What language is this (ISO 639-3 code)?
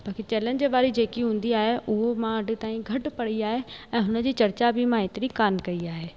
snd